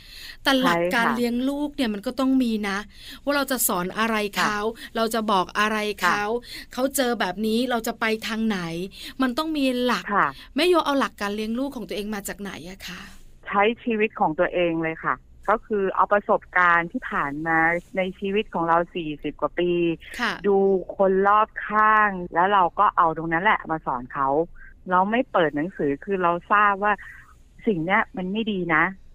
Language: Thai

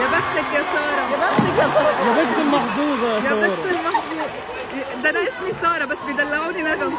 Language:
Arabic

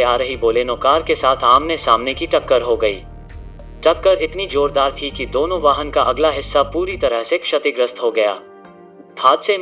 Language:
Hindi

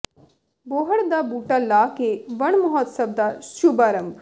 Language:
Punjabi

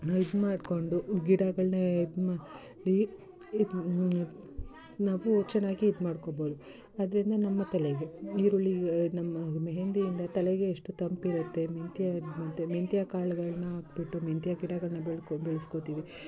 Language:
Kannada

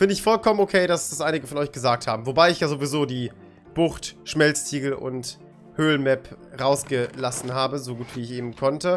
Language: German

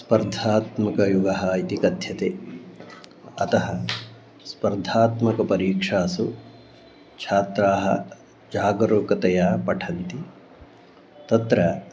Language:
Sanskrit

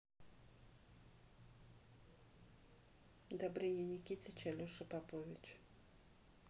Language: Russian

